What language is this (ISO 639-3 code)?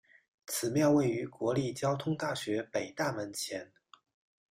zho